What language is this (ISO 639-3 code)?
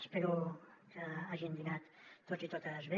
cat